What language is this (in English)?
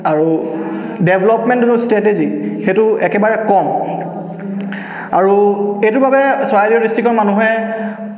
Assamese